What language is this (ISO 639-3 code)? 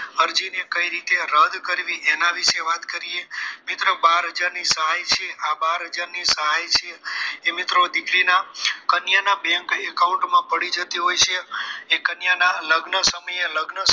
guj